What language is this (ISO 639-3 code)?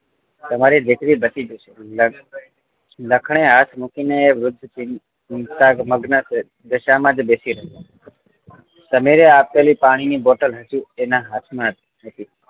guj